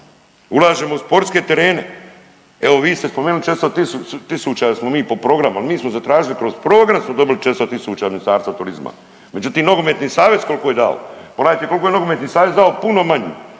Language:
Croatian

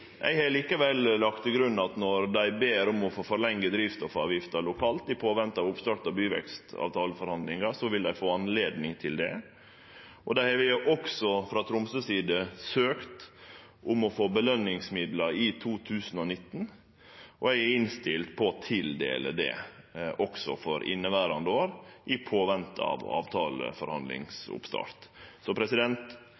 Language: Norwegian Nynorsk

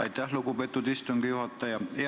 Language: Estonian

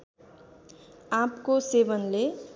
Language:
Nepali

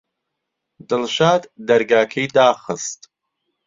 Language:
Central Kurdish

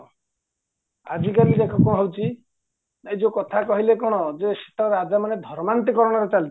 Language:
Odia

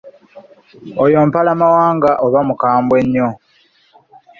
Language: Ganda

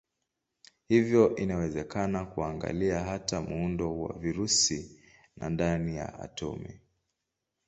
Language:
Swahili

